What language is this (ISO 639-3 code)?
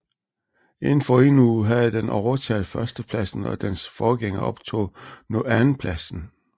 dan